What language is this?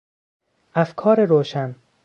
Persian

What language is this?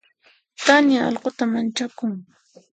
Puno Quechua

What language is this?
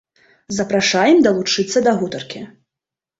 Belarusian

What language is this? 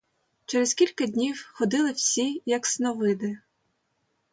Ukrainian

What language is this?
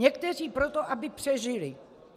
Czech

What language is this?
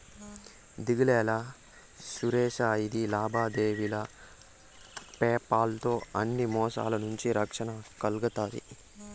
Telugu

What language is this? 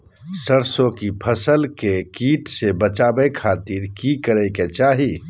Magahi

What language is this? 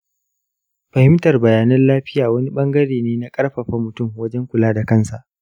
Hausa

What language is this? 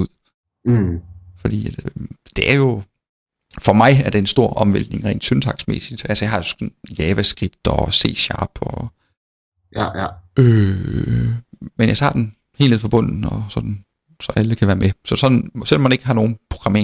Danish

